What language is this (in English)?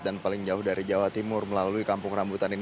Indonesian